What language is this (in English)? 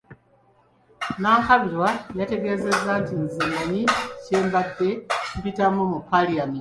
Ganda